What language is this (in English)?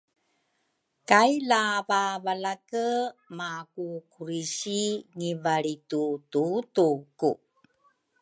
Rukai